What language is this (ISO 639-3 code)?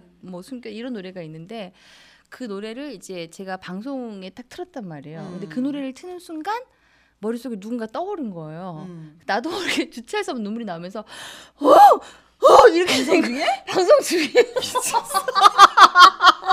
kor